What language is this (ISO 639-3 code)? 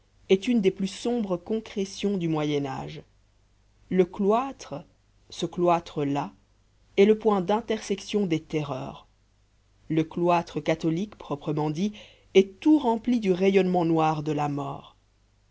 fra